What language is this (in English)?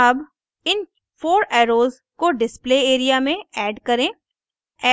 Hindi